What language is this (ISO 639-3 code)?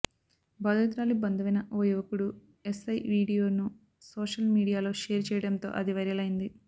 tel